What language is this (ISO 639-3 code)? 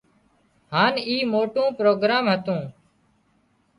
kxp